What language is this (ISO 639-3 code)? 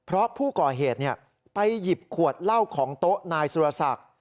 tha